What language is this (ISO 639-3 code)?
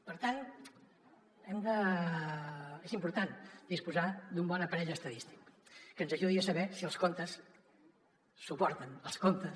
cat